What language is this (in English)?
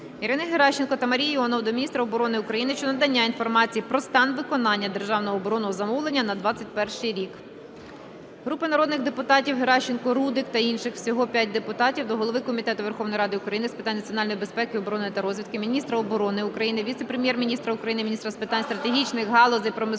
Ukrainian